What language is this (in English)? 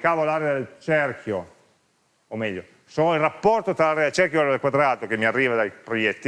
Italian